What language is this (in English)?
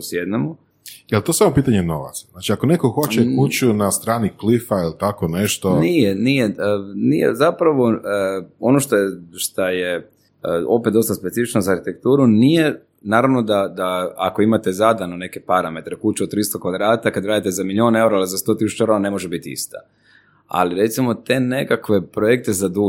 Croatian